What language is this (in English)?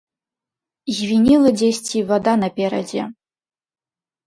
Belarusian